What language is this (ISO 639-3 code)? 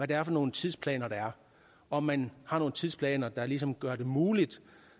dan